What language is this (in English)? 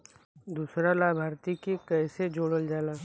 Bhojpuri